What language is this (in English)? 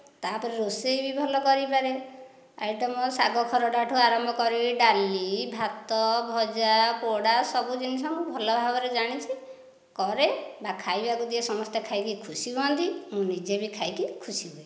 Odia